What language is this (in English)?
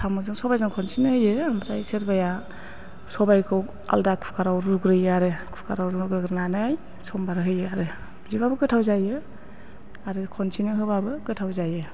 Bodo